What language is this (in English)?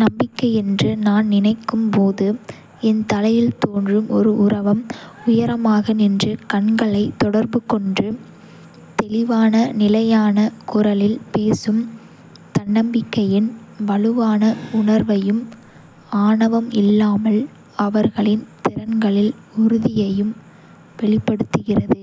Kota (India)